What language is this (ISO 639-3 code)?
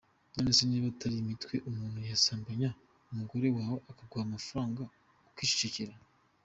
kin